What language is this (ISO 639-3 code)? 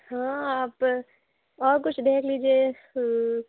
urd